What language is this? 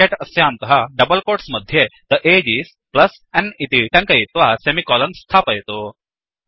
Sanskrit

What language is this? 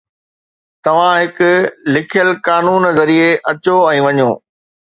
Sindhi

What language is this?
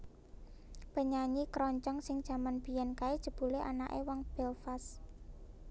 Javanese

